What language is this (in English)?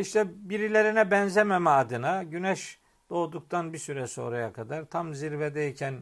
Turkish